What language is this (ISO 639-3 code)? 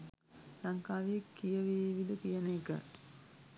sin